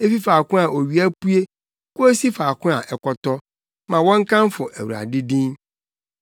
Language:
Akan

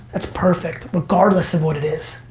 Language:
English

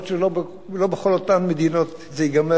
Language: Hebrew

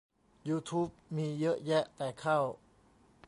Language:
Thai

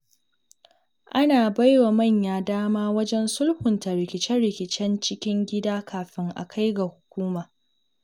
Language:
Hausa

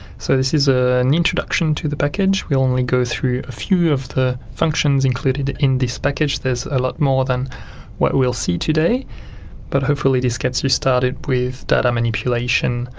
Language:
English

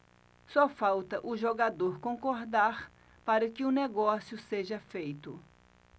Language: Portuguese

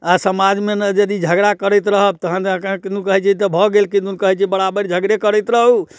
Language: Maithili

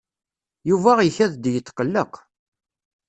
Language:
Kabyle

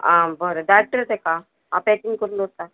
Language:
Konkani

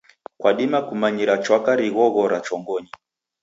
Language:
Taita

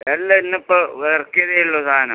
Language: Malayalam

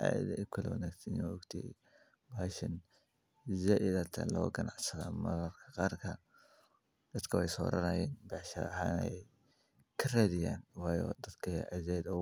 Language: Somali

